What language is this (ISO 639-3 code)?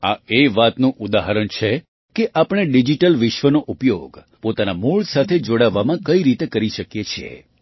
guj